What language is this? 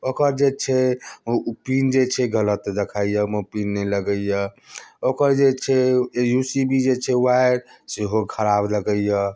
Maithili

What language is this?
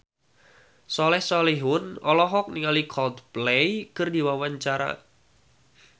Sundanese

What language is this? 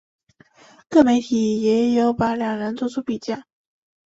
Chinese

